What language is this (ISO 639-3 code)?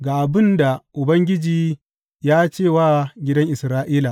hau